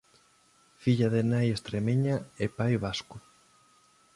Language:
Galician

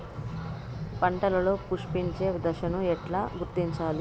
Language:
Telugu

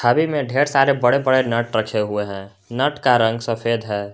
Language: Hindi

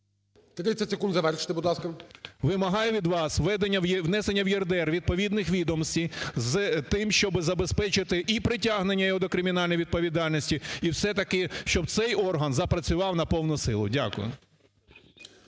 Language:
Ukrainian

